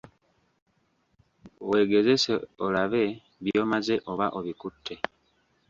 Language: Ganda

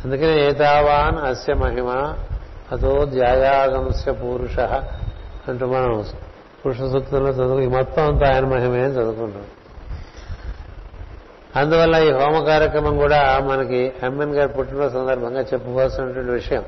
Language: Telugu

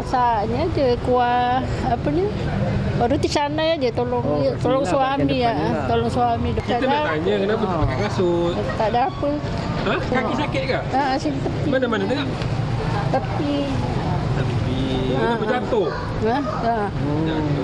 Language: Malay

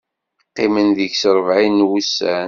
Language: Kabyle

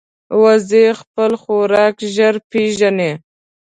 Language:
Pashto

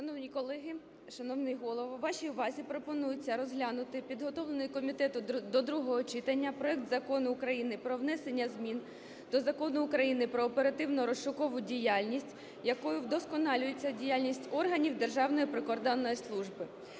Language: Ukrainian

